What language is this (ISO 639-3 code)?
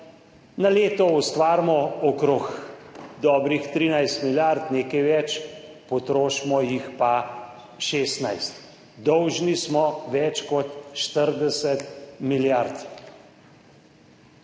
slv